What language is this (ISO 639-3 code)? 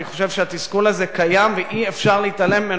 heb